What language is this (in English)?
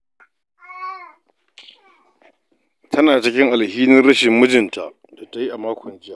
Hausa